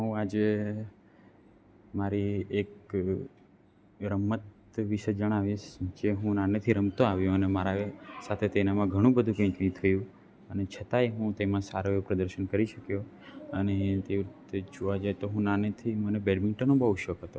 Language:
Gujarati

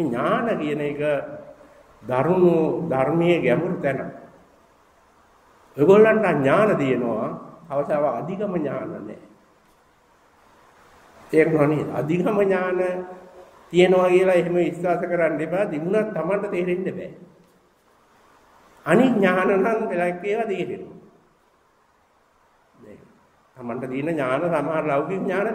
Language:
Indonesian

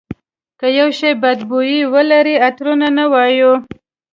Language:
Pashto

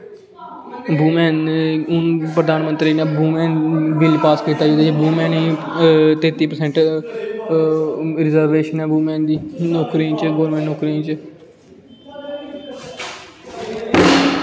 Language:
Dogri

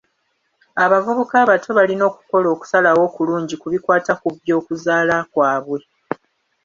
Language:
Ganda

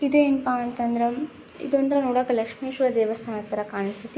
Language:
Kannada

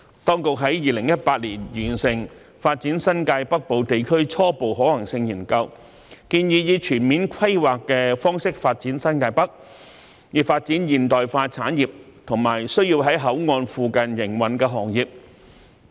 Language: Cantonese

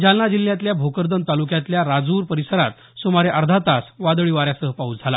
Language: Marathi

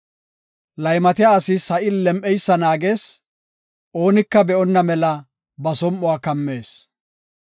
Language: Gofa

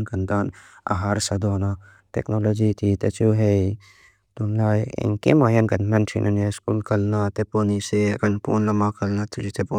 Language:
Mizo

